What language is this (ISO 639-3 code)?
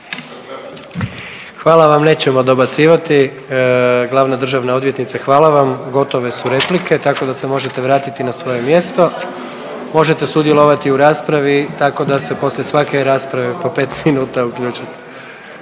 hrv